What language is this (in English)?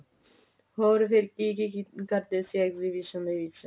Punjabi